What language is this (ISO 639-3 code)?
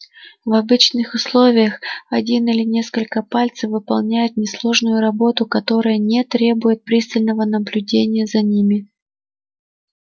rus